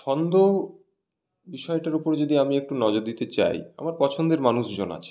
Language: Bangla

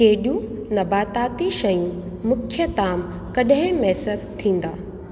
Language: Sindhi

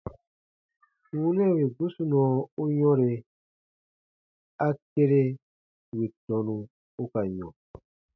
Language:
Baatonum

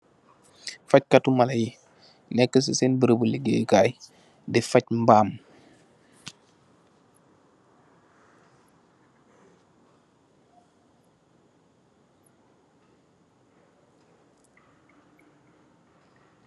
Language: Wolof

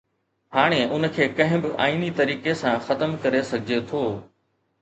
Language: Sindhi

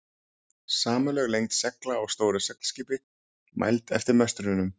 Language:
Icelandic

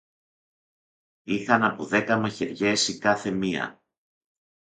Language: Greek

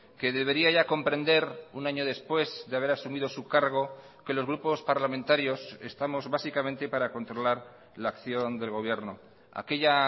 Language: Spanish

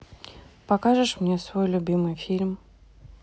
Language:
Russian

